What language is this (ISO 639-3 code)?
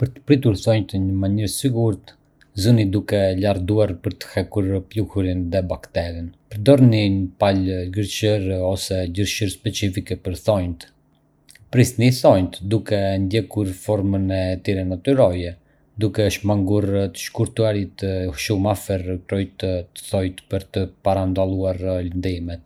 aae